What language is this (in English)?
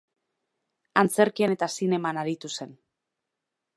Basque